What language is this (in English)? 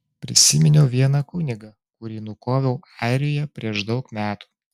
Lithuanian